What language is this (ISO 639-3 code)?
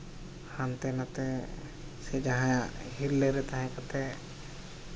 sat